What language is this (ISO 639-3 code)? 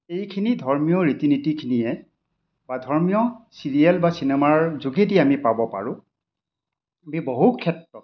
asm